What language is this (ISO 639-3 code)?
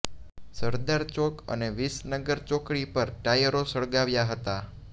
guj